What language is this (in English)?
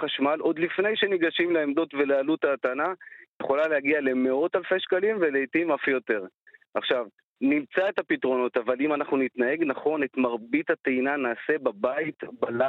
Hebrew